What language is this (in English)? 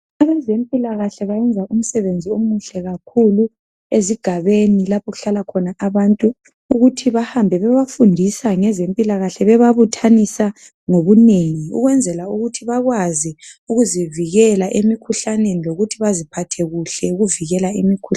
North Ndebele